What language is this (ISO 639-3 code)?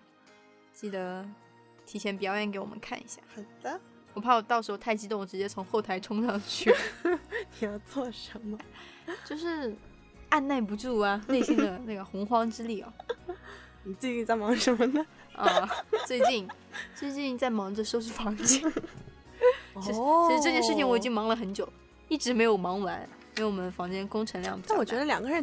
zho